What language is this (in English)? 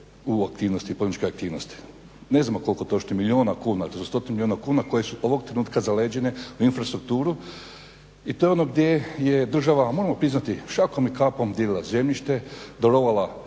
Croatian